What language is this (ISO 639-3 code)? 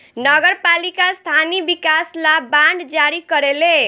bho